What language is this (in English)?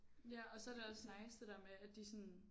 Danish